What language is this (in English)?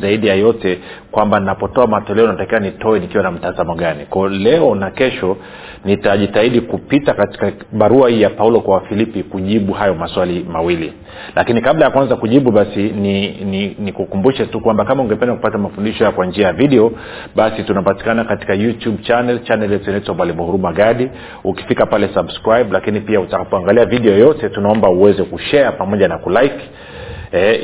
Swahili